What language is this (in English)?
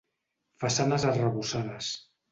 Catalan